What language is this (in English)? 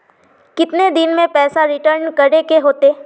Magahi